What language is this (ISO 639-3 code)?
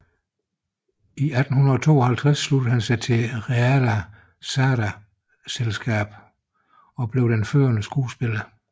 dan